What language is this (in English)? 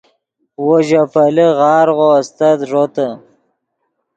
Yidgha